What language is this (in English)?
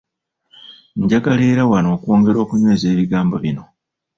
Ganda